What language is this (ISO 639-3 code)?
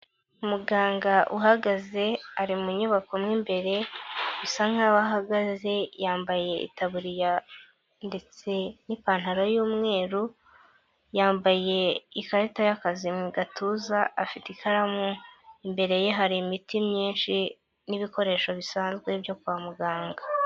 kin